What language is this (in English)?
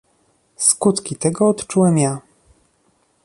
Polish